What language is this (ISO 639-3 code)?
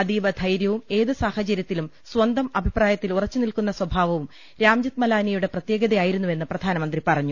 mal